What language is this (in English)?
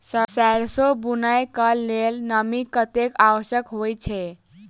Maithili